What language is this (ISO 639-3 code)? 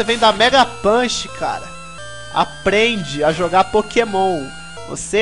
por